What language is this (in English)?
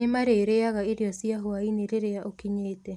Kikuyu